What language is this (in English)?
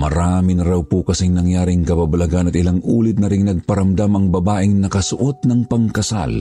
Filipino